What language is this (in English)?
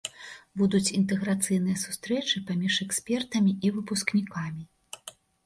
Belarusian